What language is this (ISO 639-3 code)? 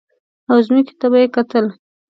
pus